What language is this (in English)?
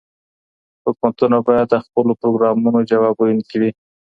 Pashto